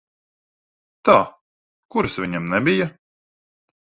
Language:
Latvian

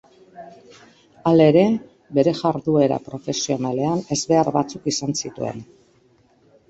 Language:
Basque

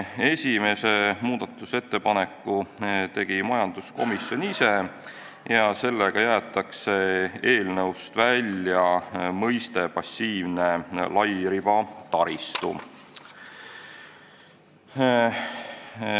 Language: Estonian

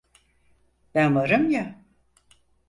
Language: Turkish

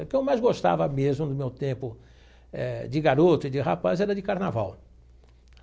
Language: Portuguese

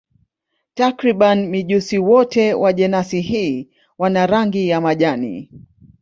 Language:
Swahili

